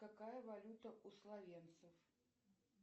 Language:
Russian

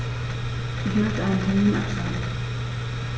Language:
German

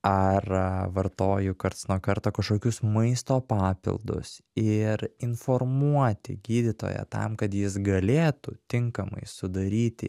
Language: Lithuanian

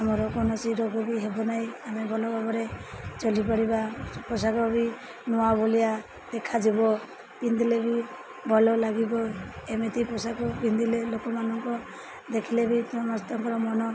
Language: Odia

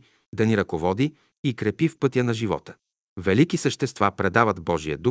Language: Bulgarian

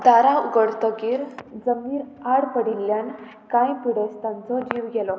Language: Konkani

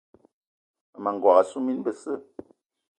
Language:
Eton (Cameroon)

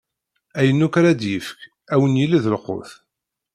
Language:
Kabyle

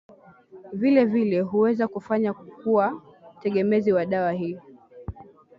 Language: Swahili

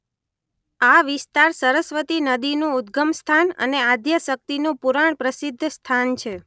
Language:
Gujarati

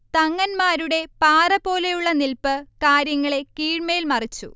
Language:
Malayalam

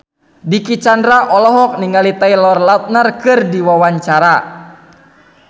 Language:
Sundanese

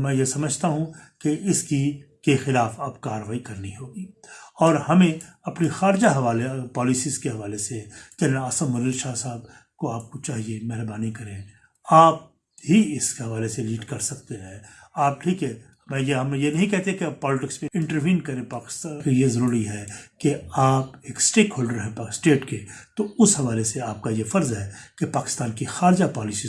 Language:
Urdu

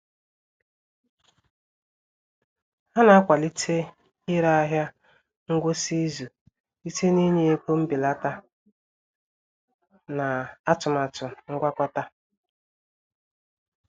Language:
Igbo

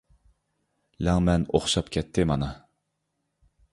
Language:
Uyghur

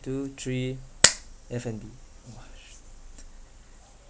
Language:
English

